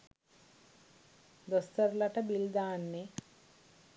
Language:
Sinhala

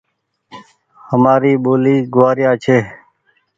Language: Goaria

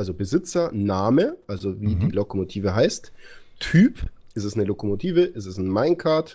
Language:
German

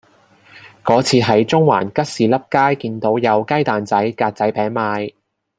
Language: Cantonese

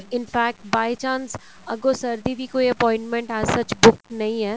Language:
Punjabi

